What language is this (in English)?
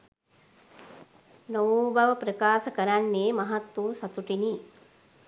Sinhala